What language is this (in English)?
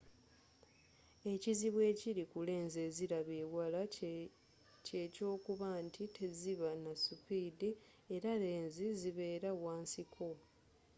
Ganda